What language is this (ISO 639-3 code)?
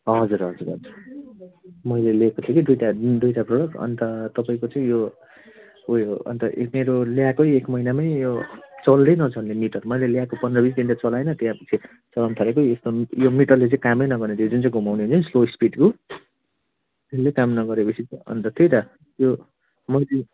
nep